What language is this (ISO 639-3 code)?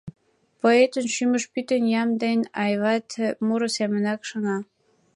chm